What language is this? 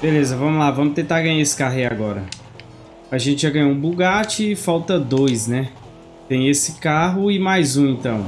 Portuguese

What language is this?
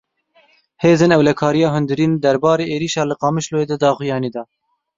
Kurdish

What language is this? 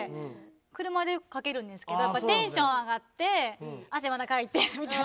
Japanese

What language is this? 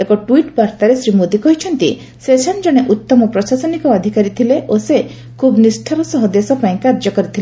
Odia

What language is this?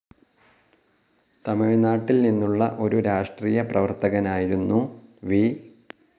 Malayalam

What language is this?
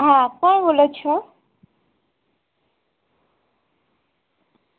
Gujarati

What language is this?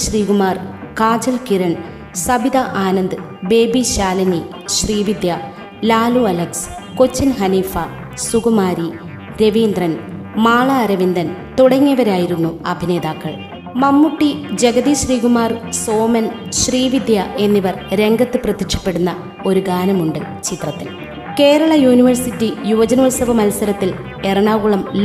Malayalam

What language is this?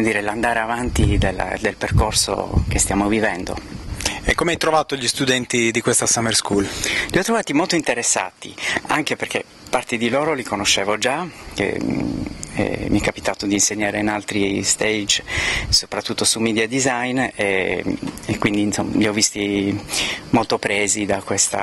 Italian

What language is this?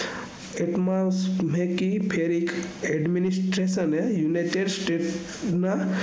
Gujarati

